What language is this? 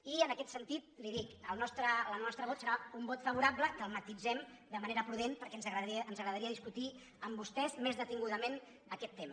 Catalan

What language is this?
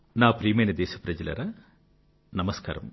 Telugu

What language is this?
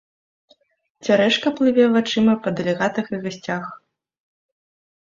Belarusian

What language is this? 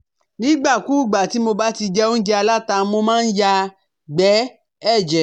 Yoruba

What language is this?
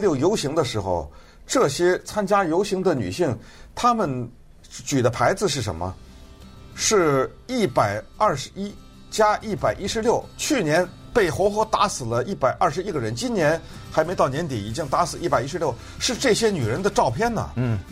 Chinese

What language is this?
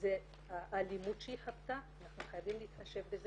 Hebrew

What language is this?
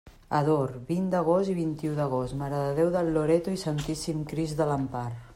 Catalan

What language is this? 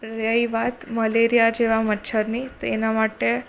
Gujarati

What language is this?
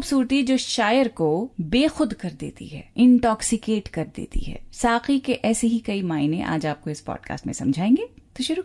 Hindi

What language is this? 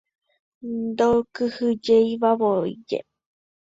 Guarani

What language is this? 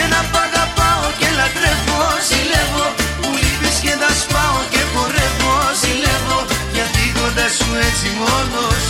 Greek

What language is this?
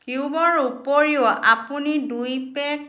Assamese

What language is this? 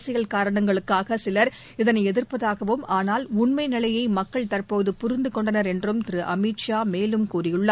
Tamil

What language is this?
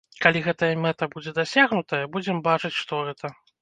Belarusian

